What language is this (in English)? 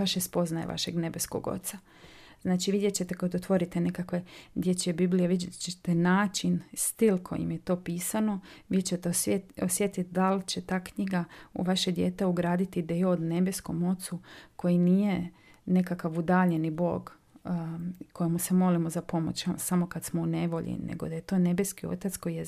Croatian